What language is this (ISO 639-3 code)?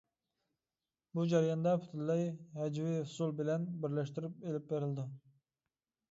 uig